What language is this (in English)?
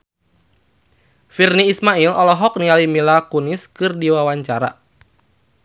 Sundanese